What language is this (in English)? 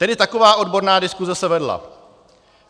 Czech